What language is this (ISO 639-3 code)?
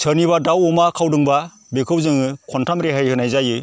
brx